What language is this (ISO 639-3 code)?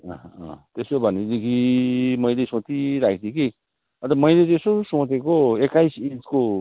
nep